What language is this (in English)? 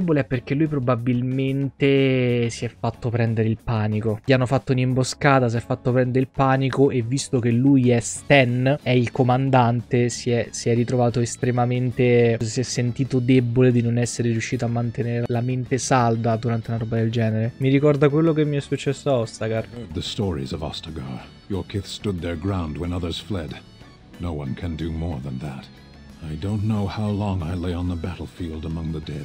Italian